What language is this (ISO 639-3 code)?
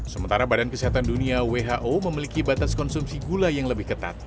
ind